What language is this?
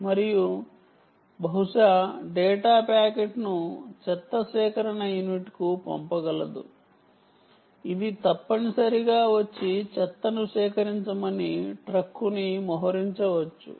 Telugu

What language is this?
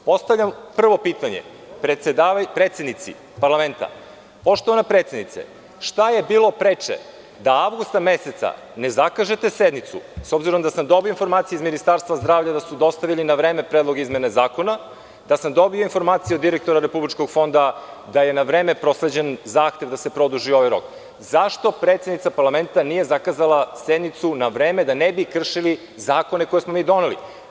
Serbian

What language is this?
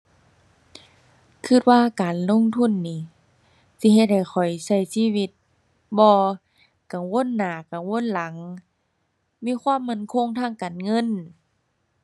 Thai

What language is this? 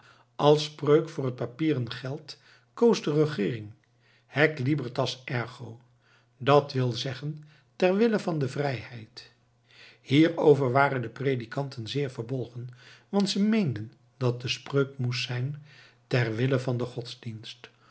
Dutch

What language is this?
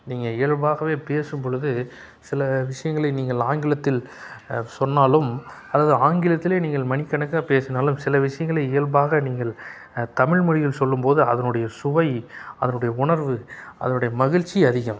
Tamil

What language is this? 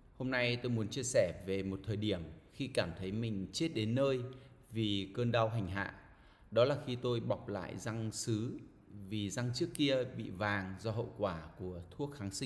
Vietnamese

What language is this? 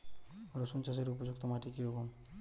Bangla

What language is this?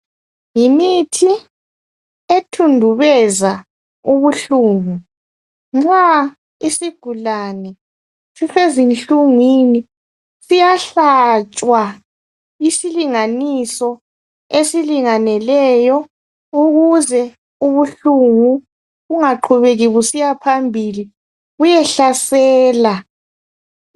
North Ndebele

